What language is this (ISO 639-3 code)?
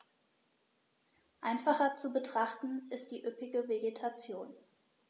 deu